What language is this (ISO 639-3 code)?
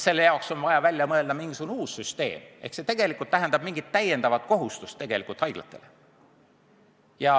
est